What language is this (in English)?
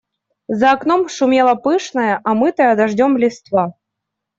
Russian